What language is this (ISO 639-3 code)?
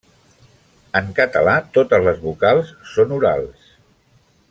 cat